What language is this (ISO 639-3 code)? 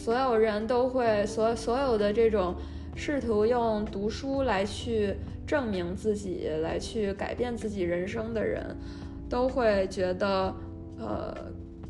zho